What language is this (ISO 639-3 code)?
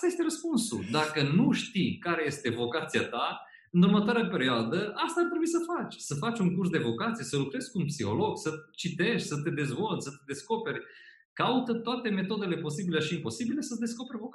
ron